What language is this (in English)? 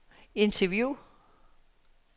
Danish